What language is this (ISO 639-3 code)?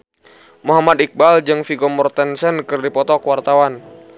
sun